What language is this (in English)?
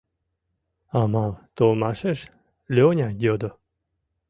Mari